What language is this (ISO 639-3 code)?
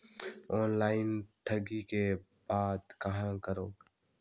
hne